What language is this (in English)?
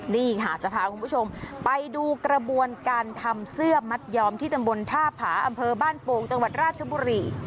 Thai